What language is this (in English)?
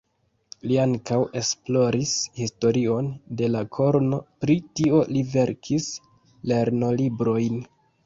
Esperanto